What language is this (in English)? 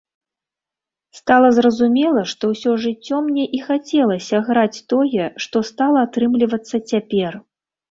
Belarusian